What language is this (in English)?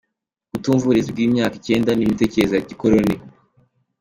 Kinyarwanda